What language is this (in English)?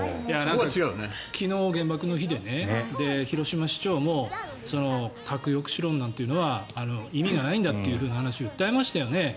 Japanese